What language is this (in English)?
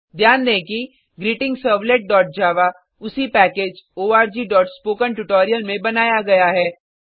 Hindi